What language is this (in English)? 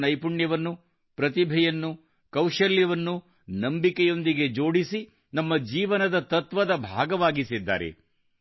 Kannada